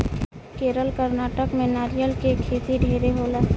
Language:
Bhojpuri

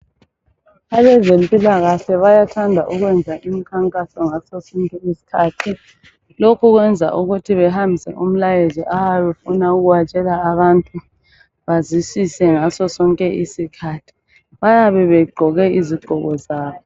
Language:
North Ndebele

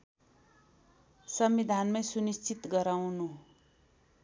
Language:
Nepali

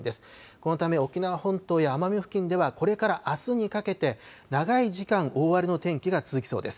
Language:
Japanese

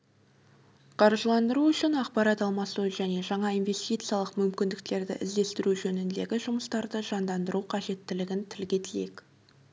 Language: Kazakh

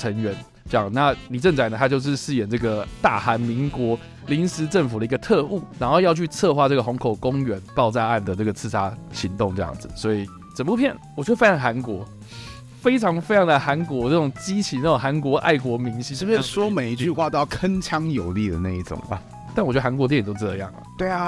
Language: Chinese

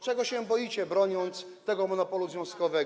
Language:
Polish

